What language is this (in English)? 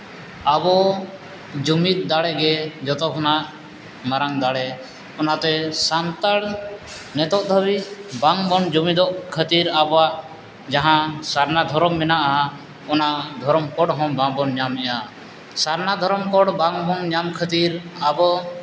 Santali